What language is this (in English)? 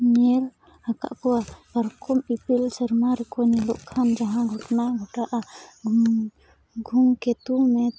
Santali